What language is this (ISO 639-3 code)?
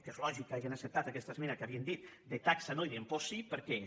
cat